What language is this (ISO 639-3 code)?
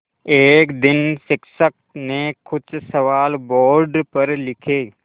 hin